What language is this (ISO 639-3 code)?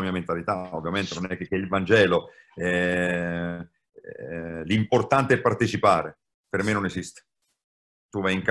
ita